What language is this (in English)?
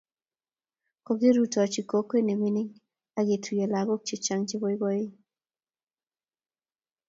Kalenjin